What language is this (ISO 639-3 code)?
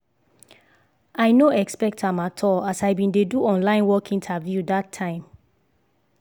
pcm